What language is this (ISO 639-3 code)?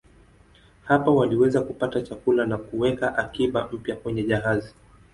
swa